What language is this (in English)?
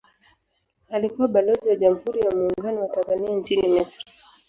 Swahili